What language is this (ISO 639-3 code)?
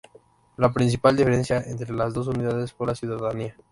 spa